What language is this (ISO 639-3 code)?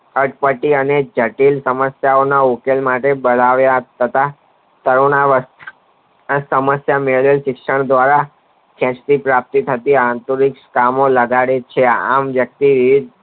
guj